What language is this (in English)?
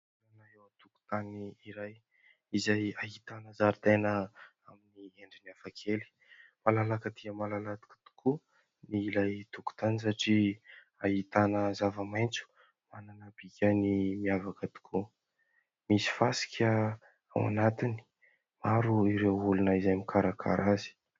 Malagasy